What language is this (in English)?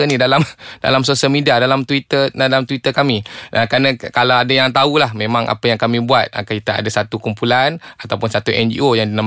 Malay